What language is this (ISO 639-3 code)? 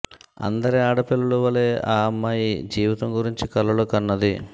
tel